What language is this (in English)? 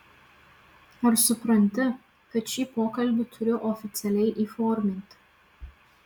Lithuanian